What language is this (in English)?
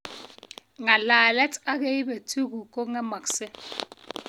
Kalenjin